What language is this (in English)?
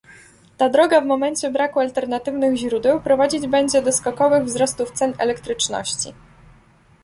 Polish